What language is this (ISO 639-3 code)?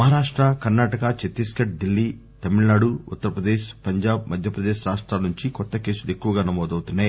tel